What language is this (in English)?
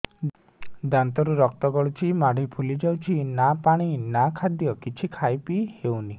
Odia